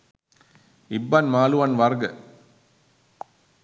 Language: Sinhala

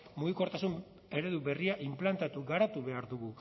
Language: Basque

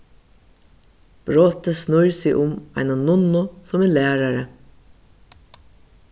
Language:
Faroese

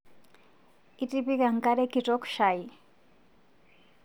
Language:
Masai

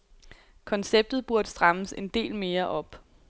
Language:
Danish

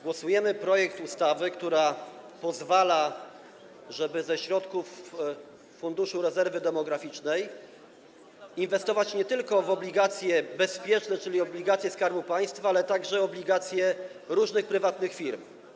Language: Polish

